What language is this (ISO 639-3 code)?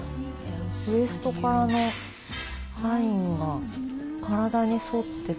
jpn